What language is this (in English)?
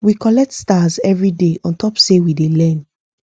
Nigerian Pidgin